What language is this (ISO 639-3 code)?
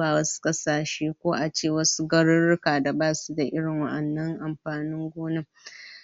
hau